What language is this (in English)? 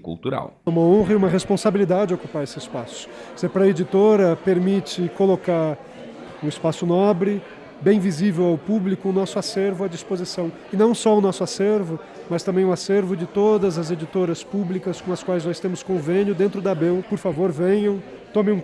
Portuguese